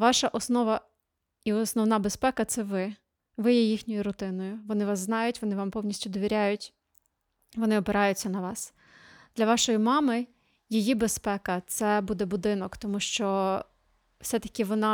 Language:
Ukrainian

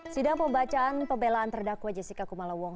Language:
Indonesian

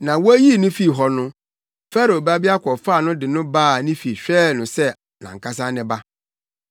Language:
Akan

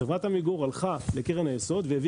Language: Hebrew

